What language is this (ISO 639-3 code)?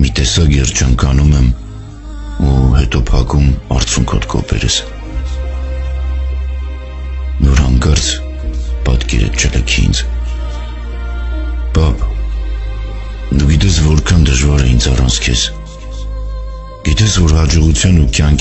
tur